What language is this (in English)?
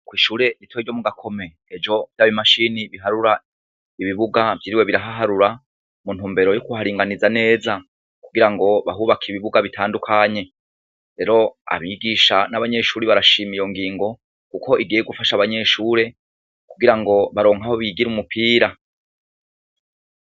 Rundi